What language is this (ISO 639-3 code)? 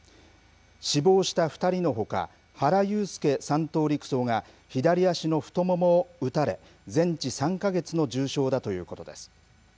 jpn